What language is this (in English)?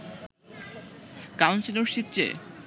Bangla